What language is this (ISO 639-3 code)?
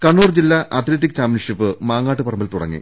mal